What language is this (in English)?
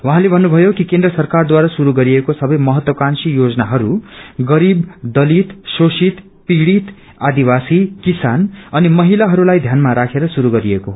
Nepali